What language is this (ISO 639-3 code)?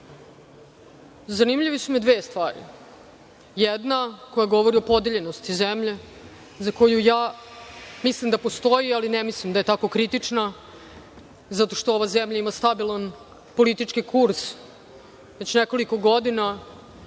srp